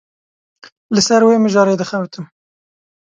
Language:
Kurdish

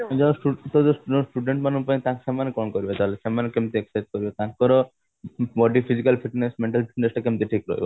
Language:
Odia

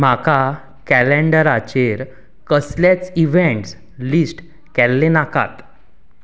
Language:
Konkani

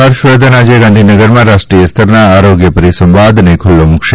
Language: Gujarati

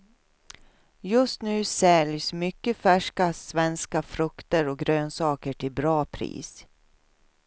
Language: Swedish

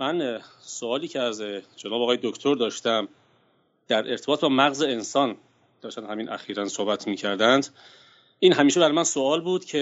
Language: Persian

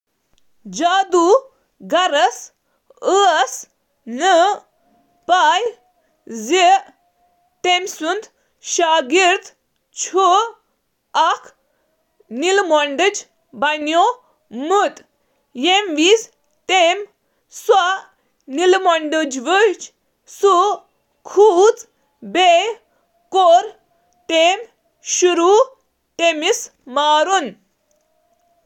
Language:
Kashmiri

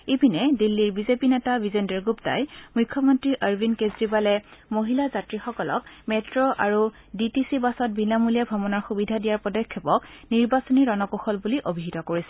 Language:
Assamese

